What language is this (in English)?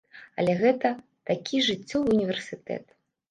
Belarusian